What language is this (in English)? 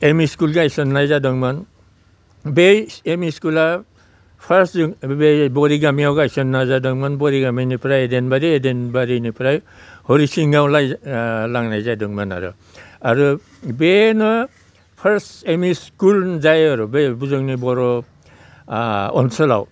Bodo